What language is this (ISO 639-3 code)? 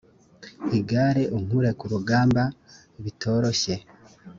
kin